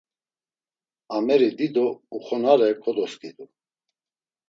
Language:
Laz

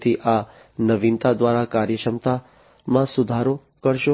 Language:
Gujarati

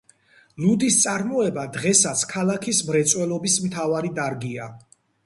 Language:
Georgian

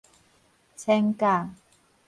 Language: Min Nan Chinese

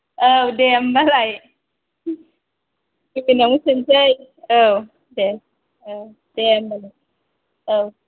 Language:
Bodo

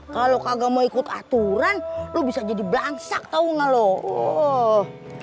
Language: Indonesian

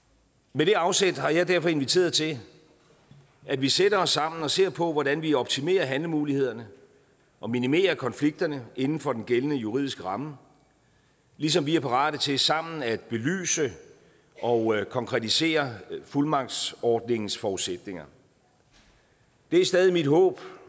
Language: Danish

